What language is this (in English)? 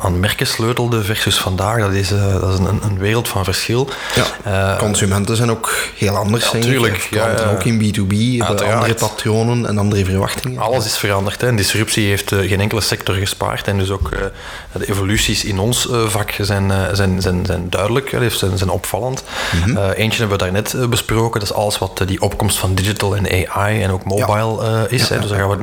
Dutch